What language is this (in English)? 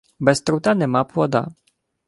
Ukrainian